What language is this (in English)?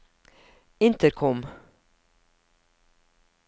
Norwegian